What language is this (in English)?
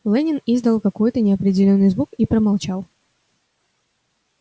Russian